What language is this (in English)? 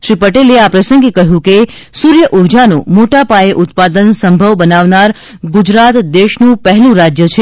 Gujarati